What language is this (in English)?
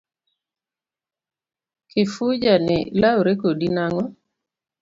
Luo (Kenya and Tanzania)